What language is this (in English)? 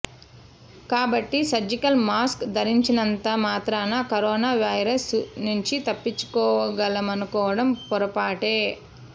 Telugu